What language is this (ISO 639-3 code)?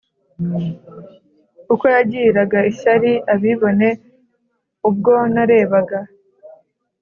kin